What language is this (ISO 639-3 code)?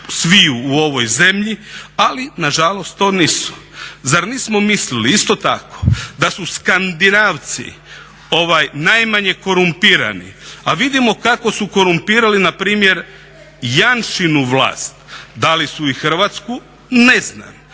hrv